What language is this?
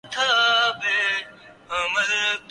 Urdu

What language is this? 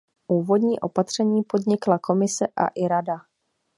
Czech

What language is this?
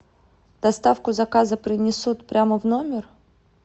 Russian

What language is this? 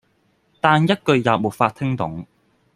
Cantonese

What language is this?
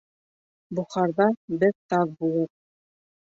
Bashkir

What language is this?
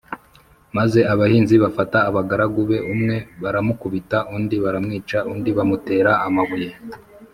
Kinyarwanda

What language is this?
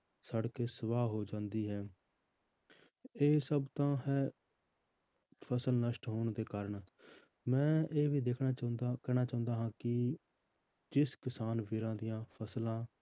Punjabi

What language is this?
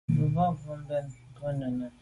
Medumba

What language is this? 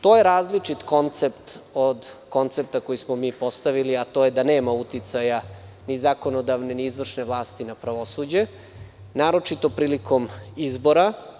Serbian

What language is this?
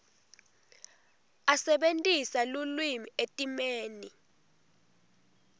Swati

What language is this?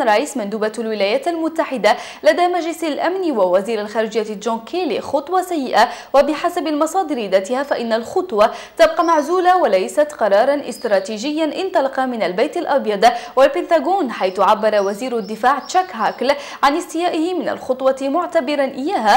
Arabic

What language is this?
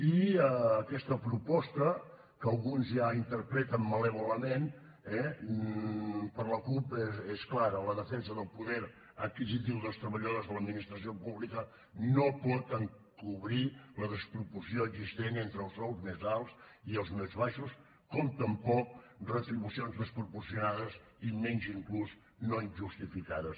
Catalan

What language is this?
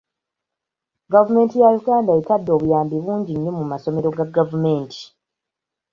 Ganda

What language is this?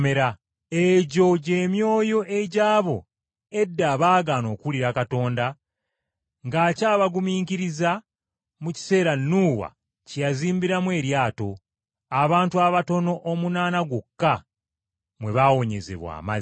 Ganda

